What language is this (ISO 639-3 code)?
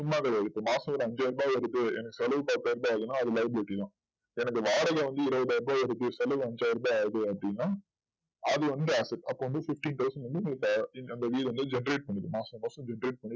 tam